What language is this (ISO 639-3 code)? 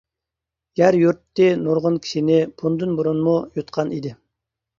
uig